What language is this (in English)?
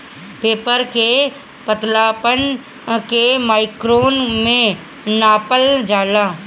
Bhojpuri